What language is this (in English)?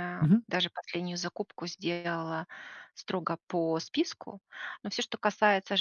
Russian